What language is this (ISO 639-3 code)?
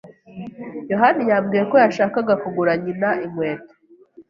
kin